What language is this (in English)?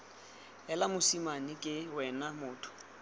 Tswana